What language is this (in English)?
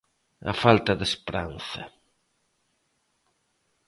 Galician